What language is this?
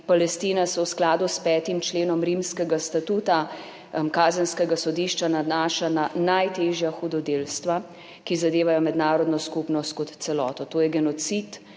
Slovenian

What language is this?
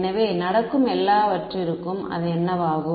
Tamil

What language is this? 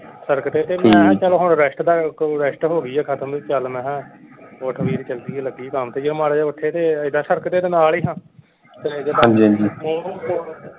Punjabi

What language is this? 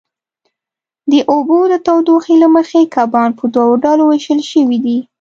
Pashto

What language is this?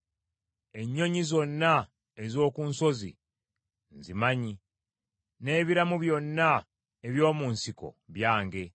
Ganda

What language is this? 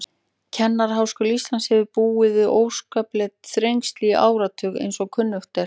Icelandic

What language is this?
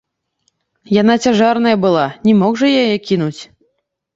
Belarusian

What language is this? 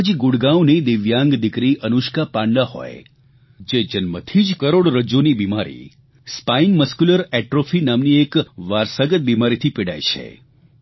Gujarati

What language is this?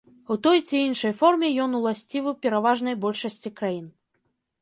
Belarusian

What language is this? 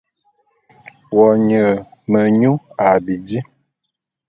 Bulu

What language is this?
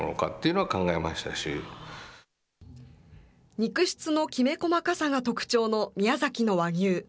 Japanese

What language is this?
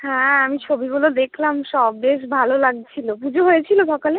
Bangla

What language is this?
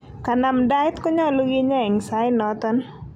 Kalenjin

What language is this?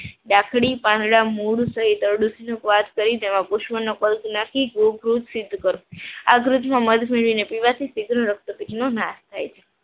Gujarati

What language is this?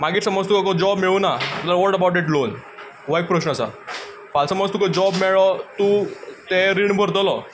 Konkani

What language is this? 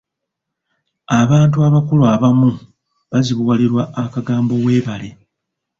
Ganda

